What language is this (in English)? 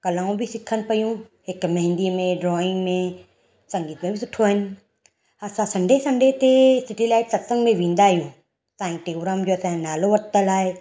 Sindhi